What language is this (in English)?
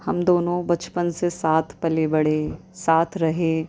Urdu